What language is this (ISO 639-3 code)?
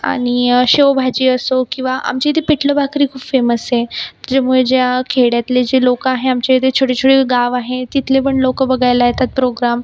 mar